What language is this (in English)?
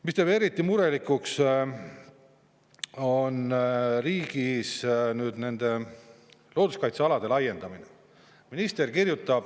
Estonian